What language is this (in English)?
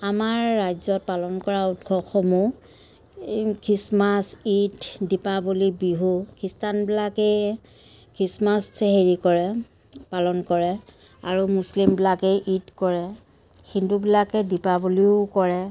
Assamese